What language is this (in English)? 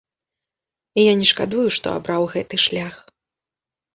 Belarusian